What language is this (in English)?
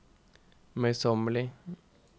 Norwegian